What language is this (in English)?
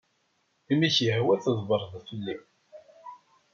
Kabyle